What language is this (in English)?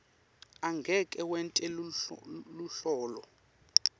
Swati